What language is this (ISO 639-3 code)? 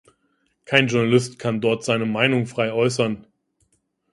deu